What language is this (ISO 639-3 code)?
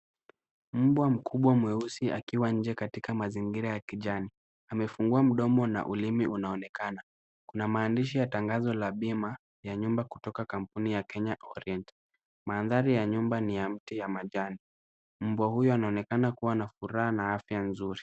swa